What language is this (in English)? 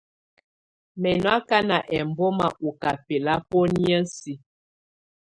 Tunen